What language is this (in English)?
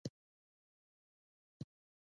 Pashto